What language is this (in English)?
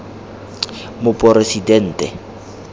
Tswana